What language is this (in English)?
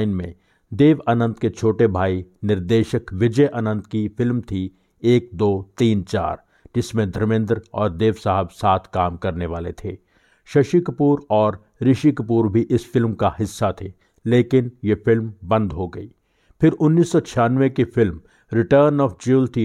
Hindi